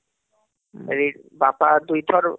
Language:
Odia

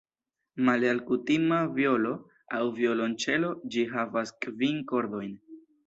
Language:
Esperanto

